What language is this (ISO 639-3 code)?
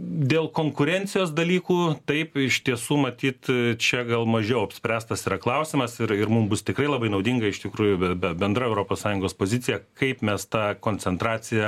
lit